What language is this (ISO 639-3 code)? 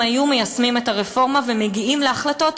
heb